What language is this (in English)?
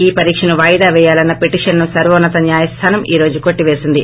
Telugu